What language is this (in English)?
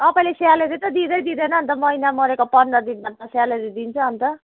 Nepali